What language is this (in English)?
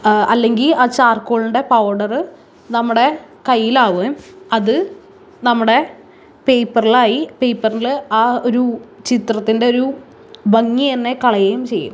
Malayalam